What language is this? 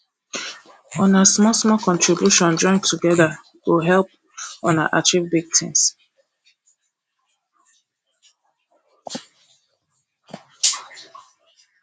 Nigerian Pidgin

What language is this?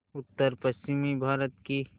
Hindi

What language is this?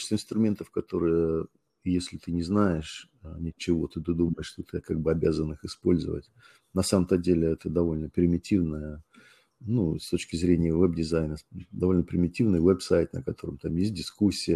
Russian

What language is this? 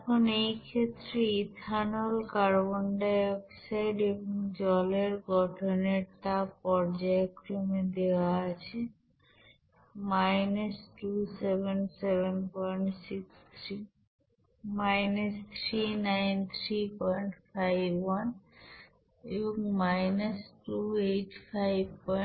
Bangla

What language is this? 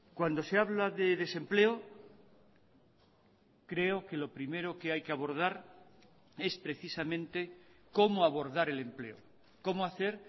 Spanish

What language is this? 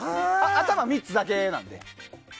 Japanese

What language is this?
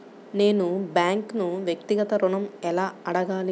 Telugu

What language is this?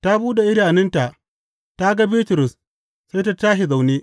Hausa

